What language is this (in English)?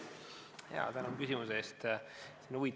Estonian